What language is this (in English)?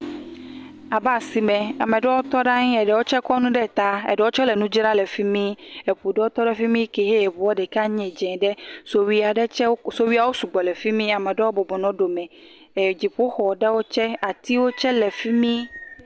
Ewe